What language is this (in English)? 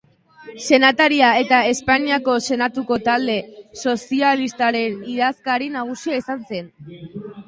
Basque